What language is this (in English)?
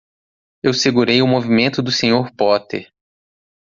Portuguese